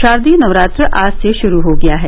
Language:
Hindi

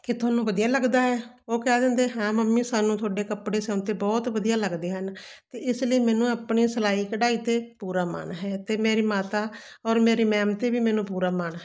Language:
Punjabi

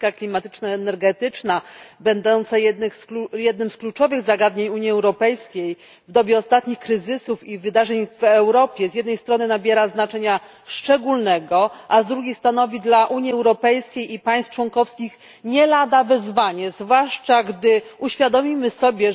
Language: Polish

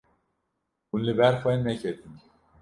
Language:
Kurdish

